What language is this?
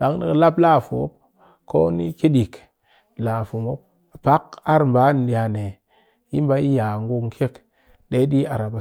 Cakfem-Mushere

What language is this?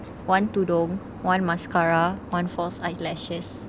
English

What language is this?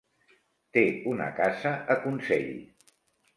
Catalan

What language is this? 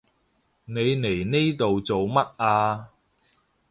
Cantonese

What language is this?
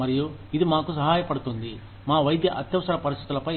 Telugu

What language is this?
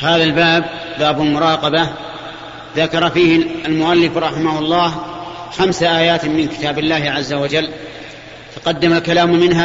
Arabic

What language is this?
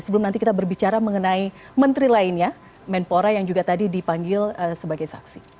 Indonesian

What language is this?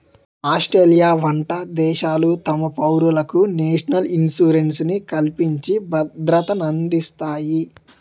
Telugu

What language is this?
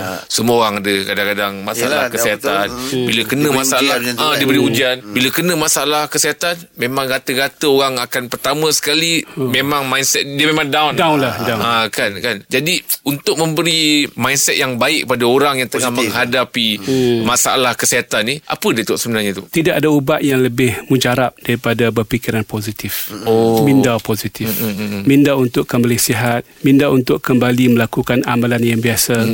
Malay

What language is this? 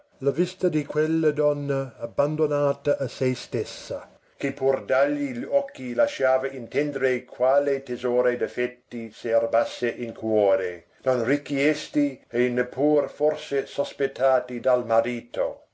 Italian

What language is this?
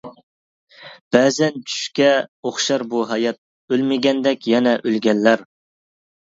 Uyghur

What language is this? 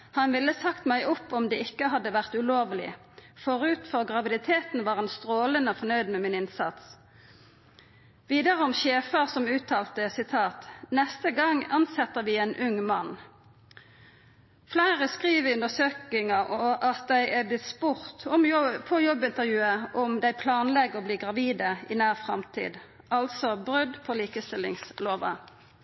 Norwegian Nynorsk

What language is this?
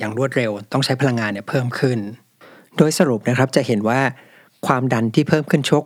Thai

